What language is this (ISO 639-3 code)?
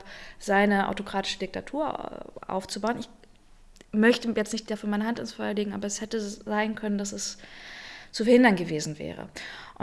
deu